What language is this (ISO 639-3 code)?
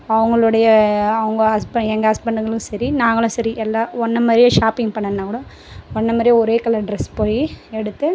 tam